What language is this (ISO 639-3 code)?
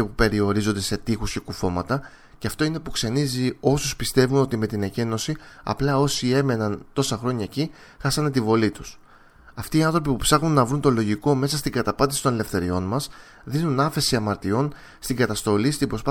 ell